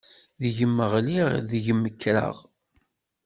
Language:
Kabyle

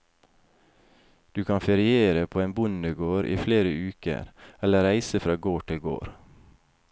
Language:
Norwegian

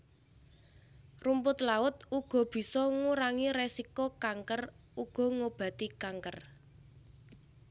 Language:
Javanese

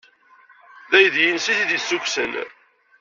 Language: Kabyle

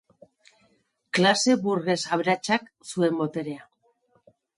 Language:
Basque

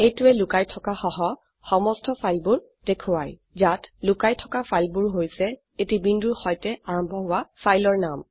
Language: Assamese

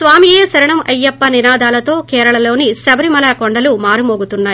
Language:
Telugu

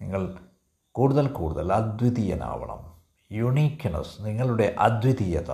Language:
Malayalam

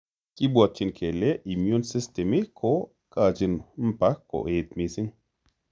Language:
Kalenjin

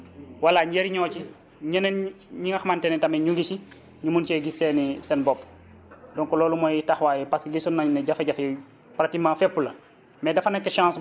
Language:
Wolof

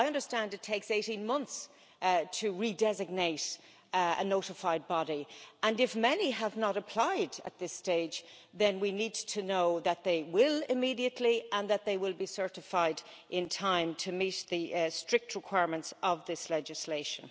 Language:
English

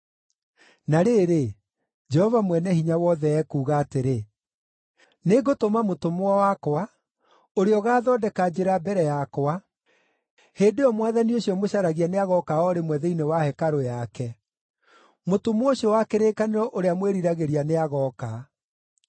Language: Kikuyu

